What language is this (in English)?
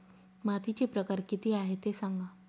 Marathi